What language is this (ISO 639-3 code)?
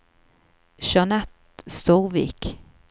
nor